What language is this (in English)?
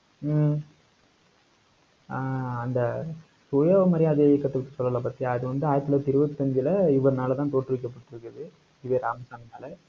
Tamil